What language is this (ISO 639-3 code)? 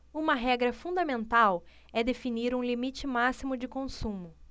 por